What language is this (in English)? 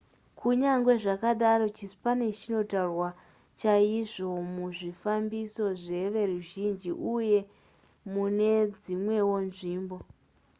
Shona